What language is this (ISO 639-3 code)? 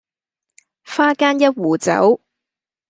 yue